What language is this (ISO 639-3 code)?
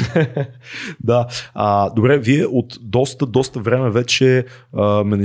bul